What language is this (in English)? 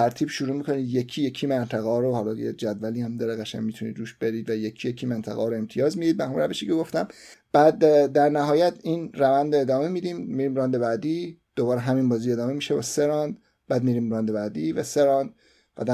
Persian